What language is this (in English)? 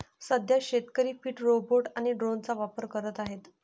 Marathi